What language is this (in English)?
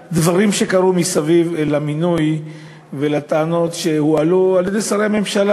Hebrew